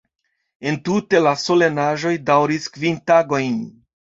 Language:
Esperanto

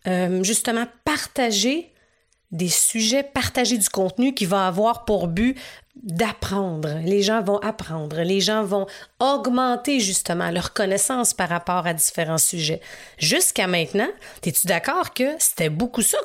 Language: French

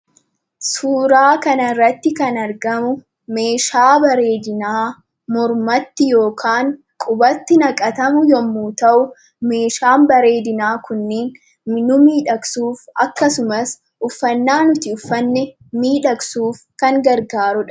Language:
Oromo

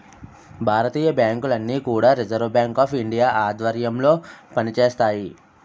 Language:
Telugu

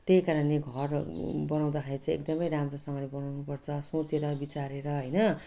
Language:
Nepali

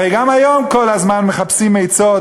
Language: Hebrew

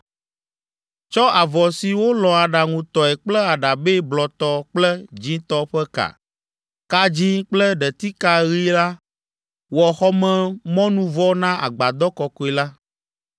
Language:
Ewe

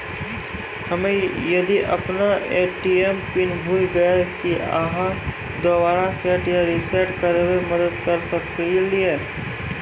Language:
Maithili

